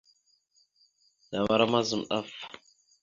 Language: Mada (Cameroon)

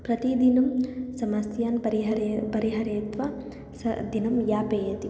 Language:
Sanskrit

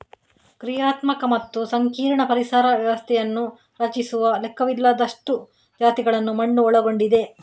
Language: Kannada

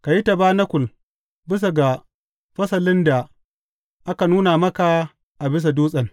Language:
Hausa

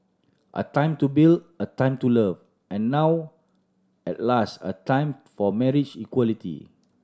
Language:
English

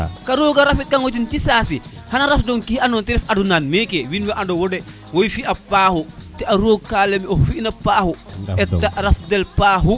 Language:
Serer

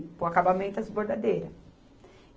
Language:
Portuguese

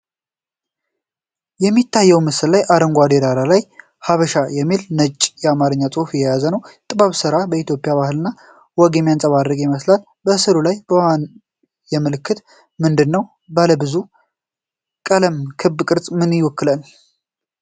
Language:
Amharic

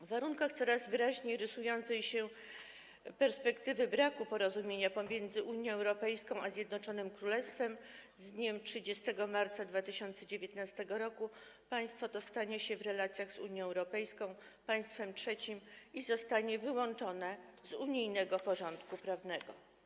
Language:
Polish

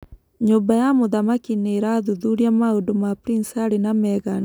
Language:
Kikuyu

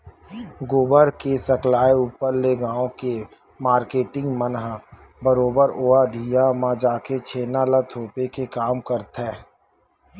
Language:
Chhattisgarhi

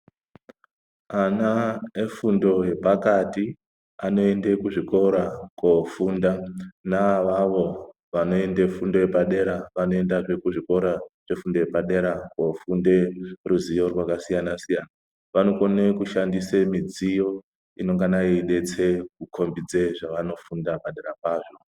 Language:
Ndau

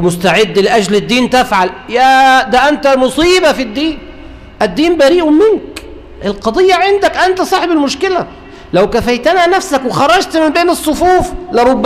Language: Arabic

